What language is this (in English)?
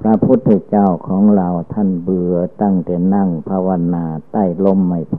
Thai